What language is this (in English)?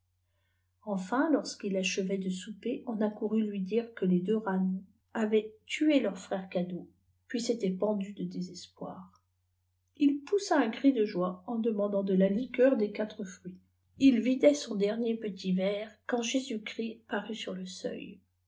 French